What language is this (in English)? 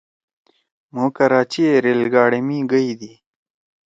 Torwali